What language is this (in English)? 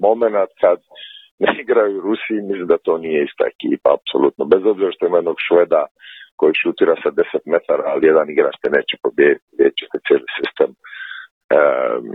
Croatian